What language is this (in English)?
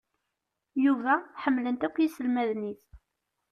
Kabyle